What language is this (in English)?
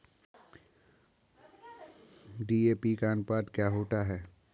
Hindi